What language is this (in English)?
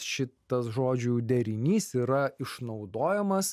Lithuanian